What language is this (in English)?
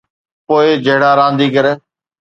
Sindhi